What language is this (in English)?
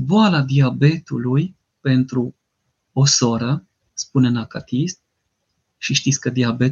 Romanian